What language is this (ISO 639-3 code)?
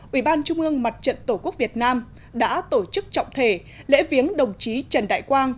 vie